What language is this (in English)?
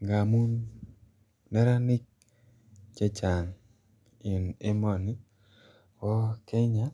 Kalenjin